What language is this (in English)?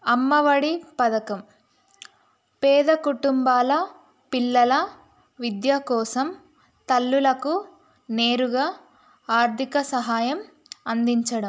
Telugu